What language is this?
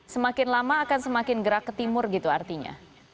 Indonesian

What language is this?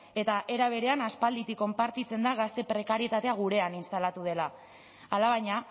Basque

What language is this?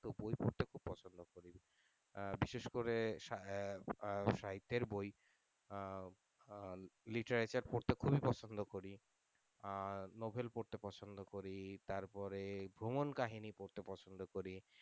Bangla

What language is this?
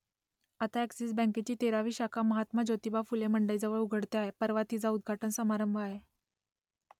Marathi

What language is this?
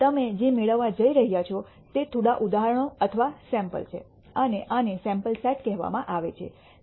Gujarati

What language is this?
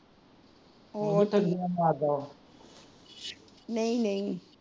Punjabi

